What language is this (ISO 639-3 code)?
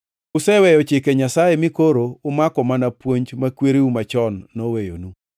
luo